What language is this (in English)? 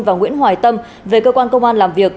Vietnamese